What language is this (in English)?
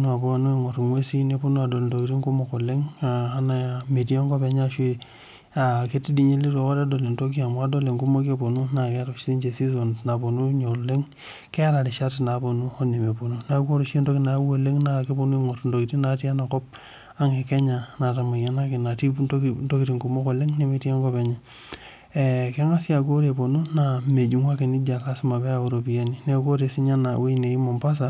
Masai